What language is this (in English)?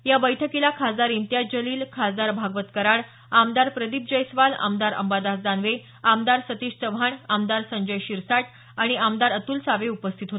Marathi